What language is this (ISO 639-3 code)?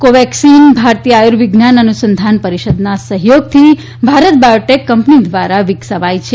guj